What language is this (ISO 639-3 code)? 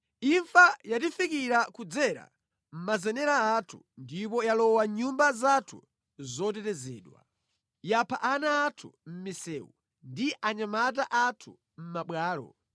nya